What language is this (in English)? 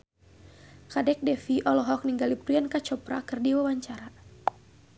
Sundanese